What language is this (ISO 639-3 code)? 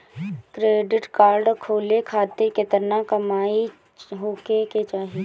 bho